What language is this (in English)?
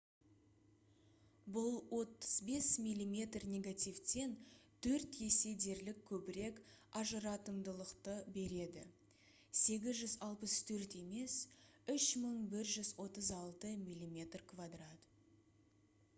Kazakh